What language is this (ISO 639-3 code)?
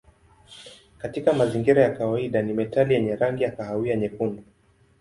swa